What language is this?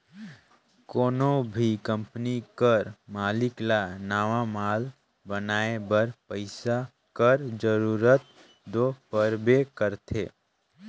Chhattisgarhi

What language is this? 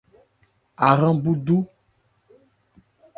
Ebrié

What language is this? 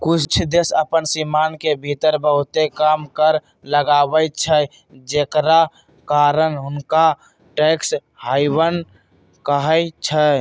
Magahi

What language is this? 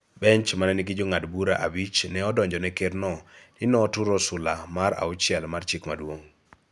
Luo (Kenya and Tanzania)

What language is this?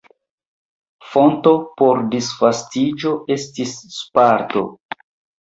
Esperanto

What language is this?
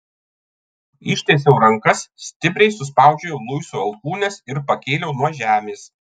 Lithuanian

